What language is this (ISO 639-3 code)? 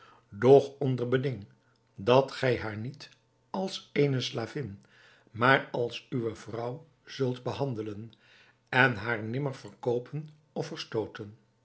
nld